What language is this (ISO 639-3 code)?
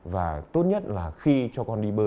vie